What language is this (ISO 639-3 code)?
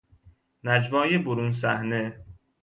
fas